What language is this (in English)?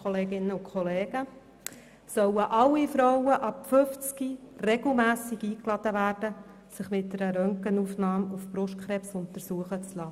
Swiss German